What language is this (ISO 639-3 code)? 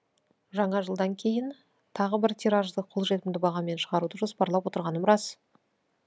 kaz